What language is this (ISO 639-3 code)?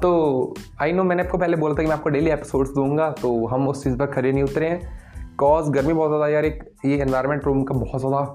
hin